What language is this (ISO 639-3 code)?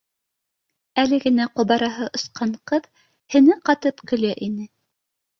bak